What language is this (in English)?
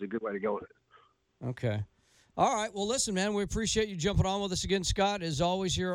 English